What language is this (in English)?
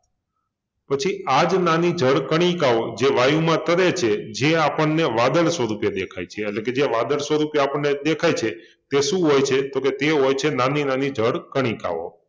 Gujarati